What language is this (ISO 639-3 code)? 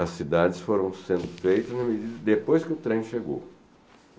por